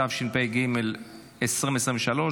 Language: Hebrew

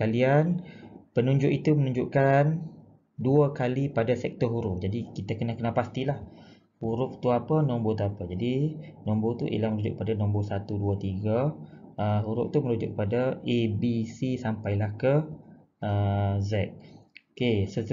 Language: Malay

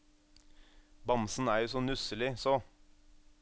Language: Norwegian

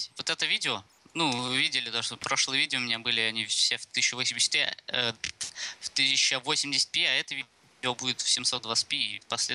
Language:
Russian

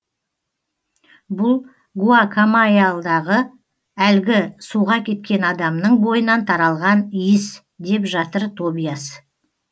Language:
Kazakh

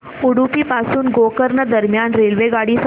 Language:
Marathi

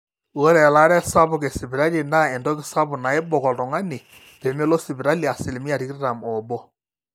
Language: Masai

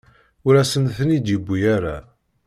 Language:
Kabyle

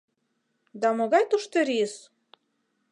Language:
Mari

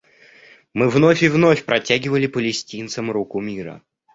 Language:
Russian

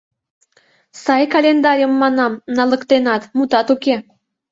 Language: Mari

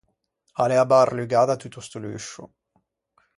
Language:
Ligurian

